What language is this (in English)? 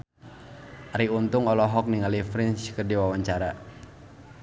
Sundanese